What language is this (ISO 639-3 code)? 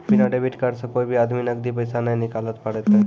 mai